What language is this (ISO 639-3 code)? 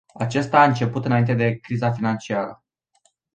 ron